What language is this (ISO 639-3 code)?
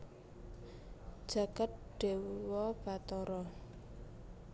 jav